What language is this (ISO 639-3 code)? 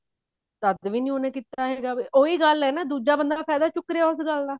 pan